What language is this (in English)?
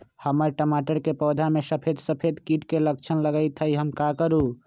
Magahi